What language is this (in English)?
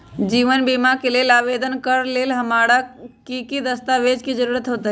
Magahi